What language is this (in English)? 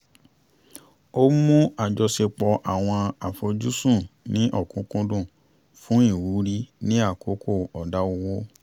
Yoruba